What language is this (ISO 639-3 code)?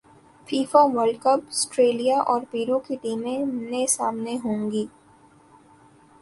urd